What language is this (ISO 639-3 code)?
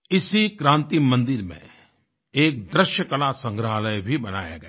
hin